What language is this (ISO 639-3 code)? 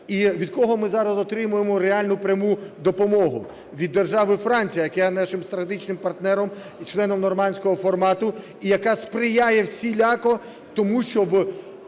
ukr